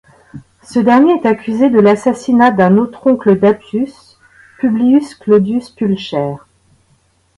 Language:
French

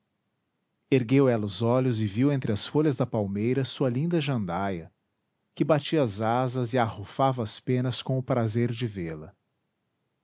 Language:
Portuguese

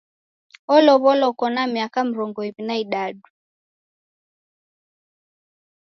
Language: Taita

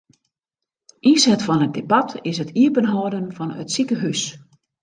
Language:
Western Frisian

